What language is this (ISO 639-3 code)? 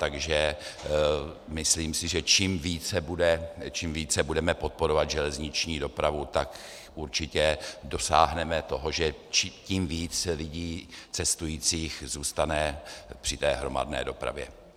ces